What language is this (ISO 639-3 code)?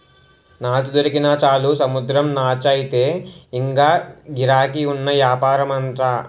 tel